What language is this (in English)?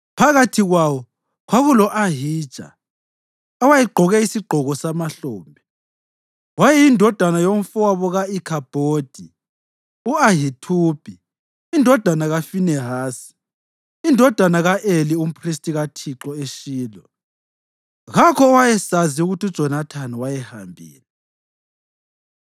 North Ndebele